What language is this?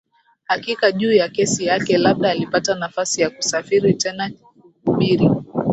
Swahili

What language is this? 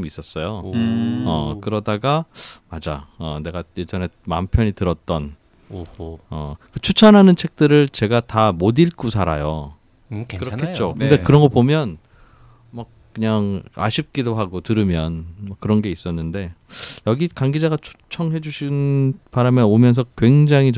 Korean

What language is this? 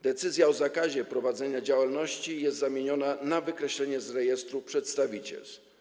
Polish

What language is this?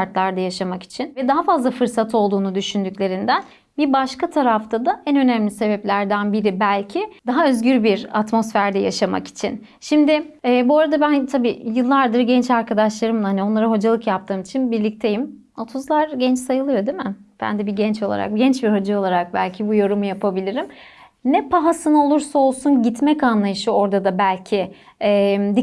Turkish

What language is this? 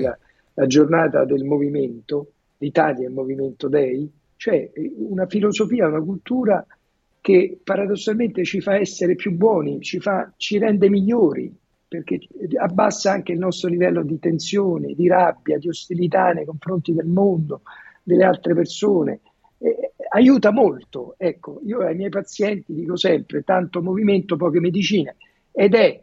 Italian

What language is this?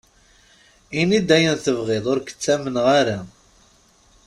Kabyle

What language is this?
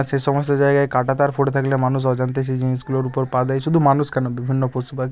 Bangla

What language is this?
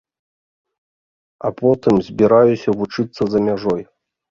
Belarusian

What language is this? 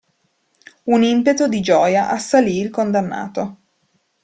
Italian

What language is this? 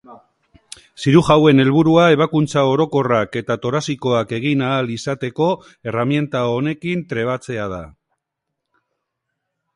Basque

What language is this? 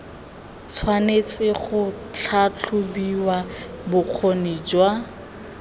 Tswana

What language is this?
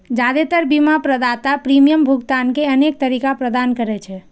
Maithili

